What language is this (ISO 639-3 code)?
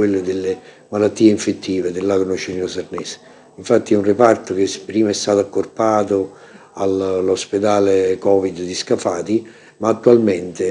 ita